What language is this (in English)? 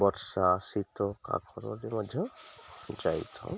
Odia